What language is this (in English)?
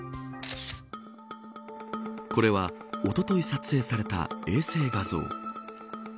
Japanese